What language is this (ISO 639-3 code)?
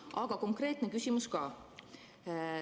est